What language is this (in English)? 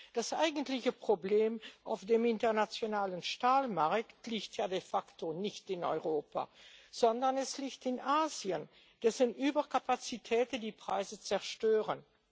German